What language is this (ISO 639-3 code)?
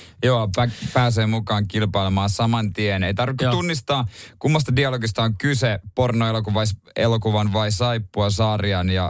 fin